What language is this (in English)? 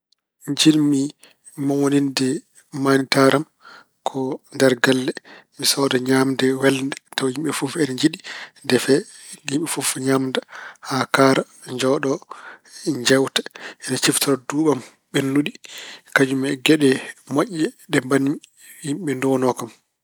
Fula